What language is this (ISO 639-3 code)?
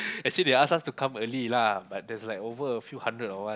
eng